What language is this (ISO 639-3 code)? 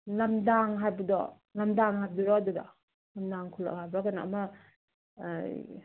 mni